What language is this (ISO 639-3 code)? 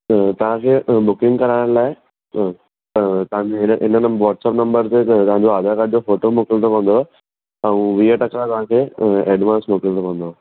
snd